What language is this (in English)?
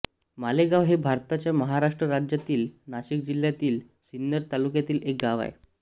Marathi